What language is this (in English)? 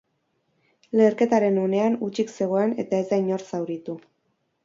Basque